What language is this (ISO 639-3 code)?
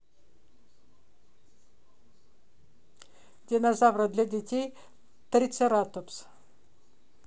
rus